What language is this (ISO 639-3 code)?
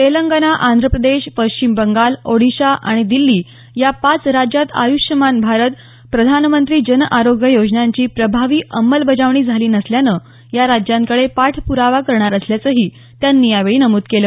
mar